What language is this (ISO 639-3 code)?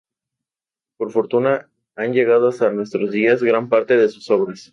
spa